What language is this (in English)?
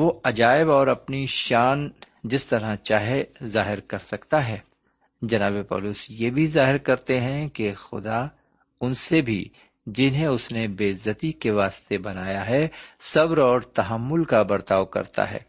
Urdu